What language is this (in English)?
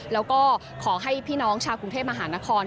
Thai